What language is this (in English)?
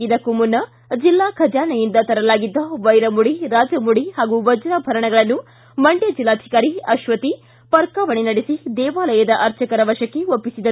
Kannada